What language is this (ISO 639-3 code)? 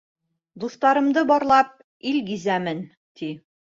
bak